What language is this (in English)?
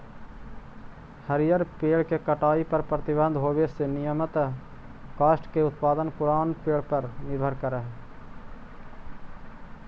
Magahi